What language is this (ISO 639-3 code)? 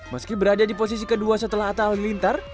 ind